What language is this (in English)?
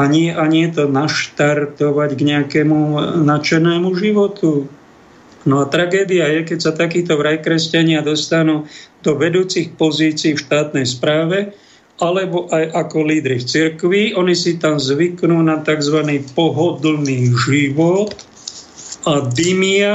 Slovak